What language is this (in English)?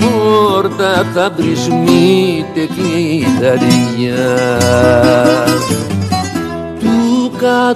Greek